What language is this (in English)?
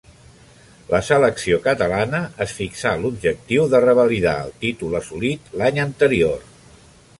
Catalan